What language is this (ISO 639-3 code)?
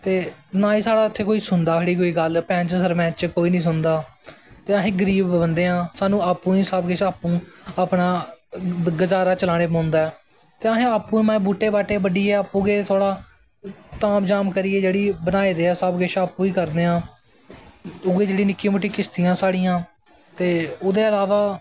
doi